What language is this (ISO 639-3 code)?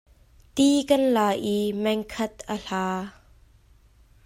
cnh